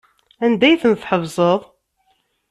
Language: Kabyle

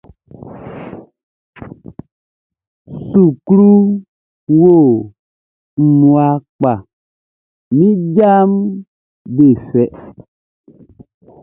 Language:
Baoulé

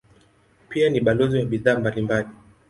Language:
Swahili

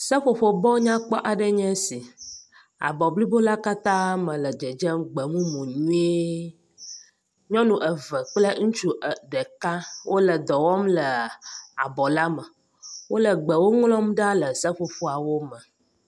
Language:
Ewe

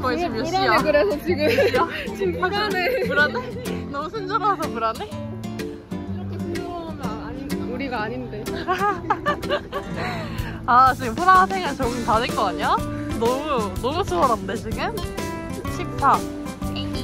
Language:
Korean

